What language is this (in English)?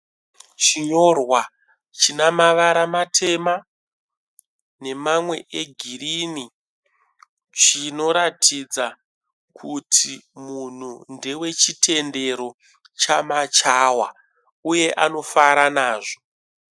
Shona